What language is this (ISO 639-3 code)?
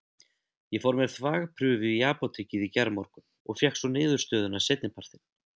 isl